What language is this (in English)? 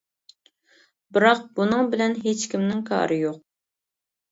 Uyghur